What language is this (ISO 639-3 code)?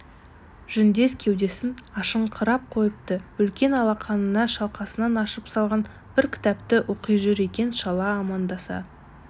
kaz